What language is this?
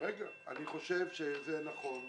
Hebrew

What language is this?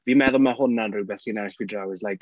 Welsh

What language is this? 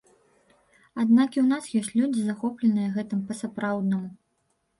Belarusian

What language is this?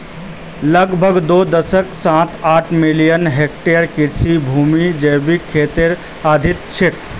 Magahi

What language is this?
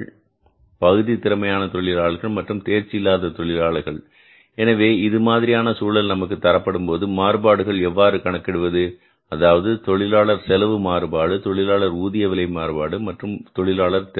Tamil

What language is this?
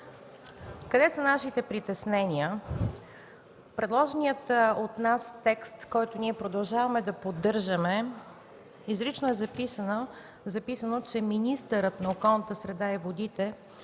Bulgarian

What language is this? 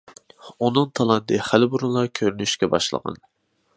Uyghur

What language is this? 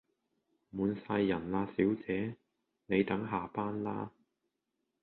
Cantonese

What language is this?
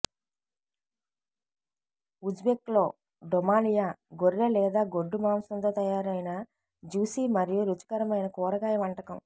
Telugu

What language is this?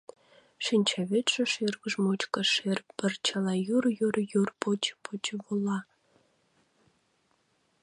Mari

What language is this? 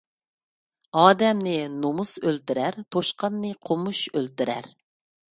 Uyghur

